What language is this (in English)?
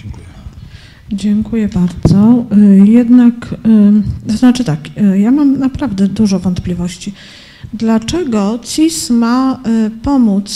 Polish